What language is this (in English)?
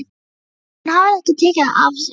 Icelandic